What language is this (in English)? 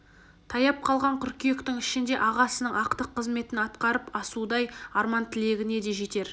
Kazakh